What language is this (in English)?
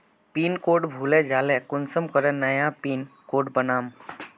Magahi